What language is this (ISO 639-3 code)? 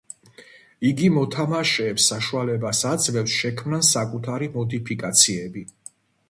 kat